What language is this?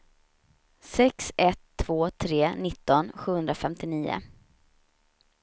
Swedish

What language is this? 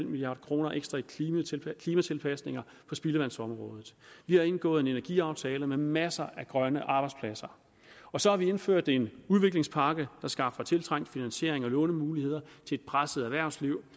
Danish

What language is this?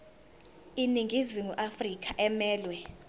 Zulu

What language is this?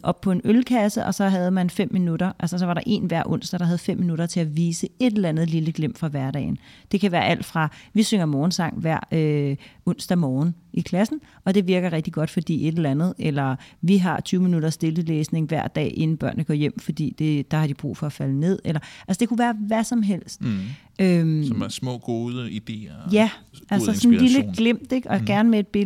Danish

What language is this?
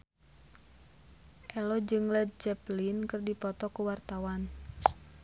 Sundanese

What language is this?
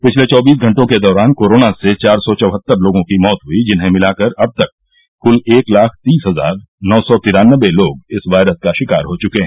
Hindi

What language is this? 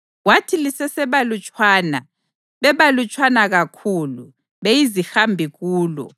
North Ndebele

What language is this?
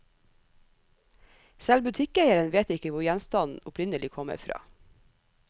Norwegian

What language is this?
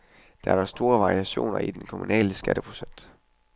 Danish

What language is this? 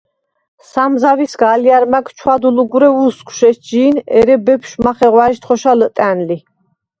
Svan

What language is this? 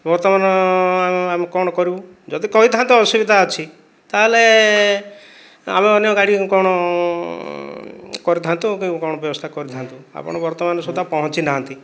Odia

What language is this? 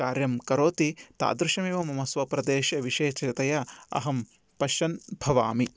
Sanskrit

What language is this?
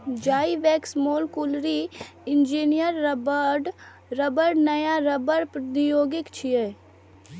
Maithili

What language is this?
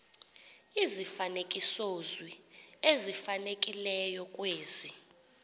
Xhosa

